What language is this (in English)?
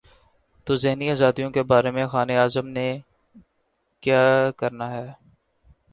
Urdu